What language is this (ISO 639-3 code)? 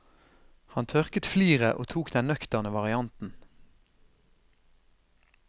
nor